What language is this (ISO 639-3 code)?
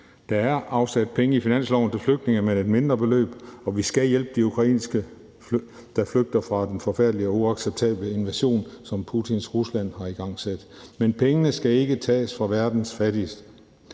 dan